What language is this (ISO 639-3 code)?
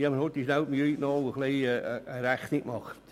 gsw